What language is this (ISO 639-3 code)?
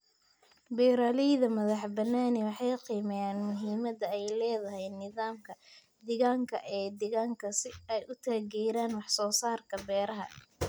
som